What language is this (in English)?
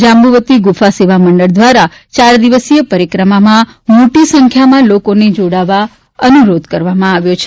Gujarati